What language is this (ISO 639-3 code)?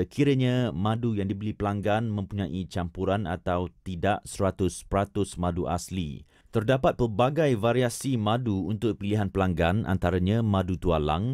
msa